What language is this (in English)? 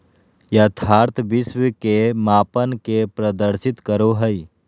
Magahi